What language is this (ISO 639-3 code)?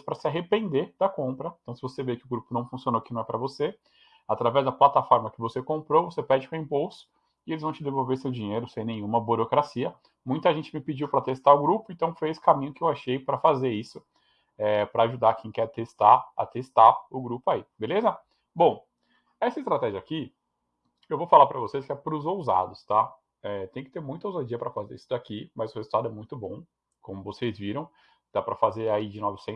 por